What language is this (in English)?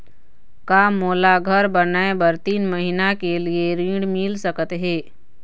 Chhattisgarhi